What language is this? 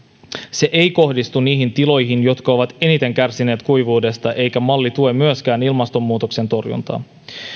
Finnish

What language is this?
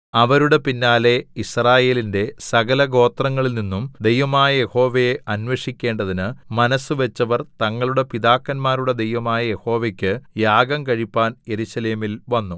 Malayalam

